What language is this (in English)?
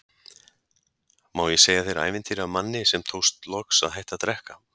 Icelandic